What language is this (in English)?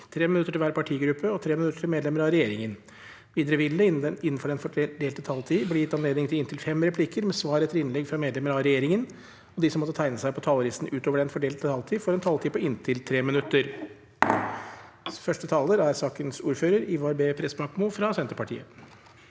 Norwegian